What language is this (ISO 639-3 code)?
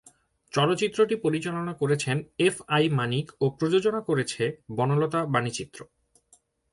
ben